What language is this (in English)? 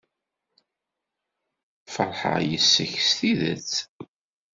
Kabyle